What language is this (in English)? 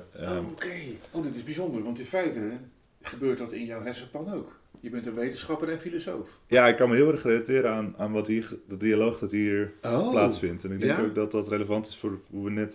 Dutch